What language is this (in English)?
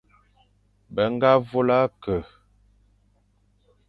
Fang